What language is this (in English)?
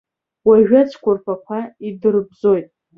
Abkhazian